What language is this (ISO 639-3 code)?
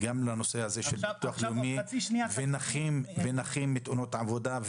heb